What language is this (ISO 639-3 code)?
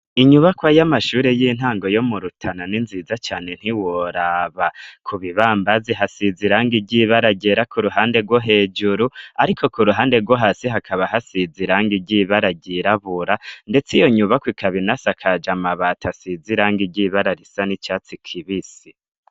run